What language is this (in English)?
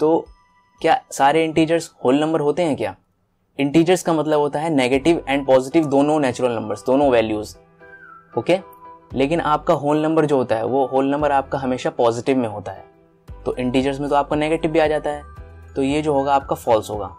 Hindi